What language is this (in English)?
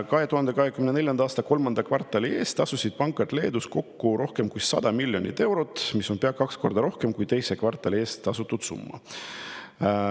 Estonian